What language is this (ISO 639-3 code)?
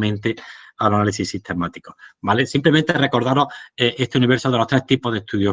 spa